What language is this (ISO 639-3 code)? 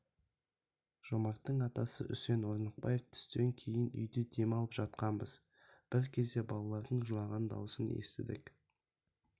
kaz